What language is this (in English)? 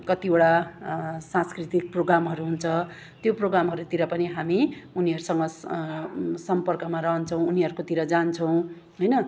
Nepali